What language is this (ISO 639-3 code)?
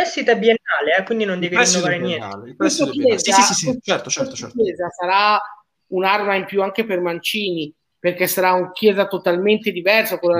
ita